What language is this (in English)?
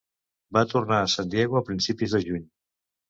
Catalan